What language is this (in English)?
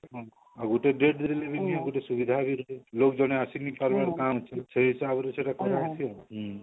Odia